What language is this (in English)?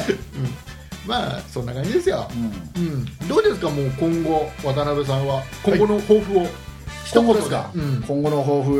Japanese